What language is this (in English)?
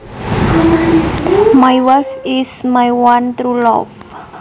Javanese